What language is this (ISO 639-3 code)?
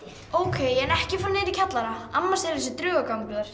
isl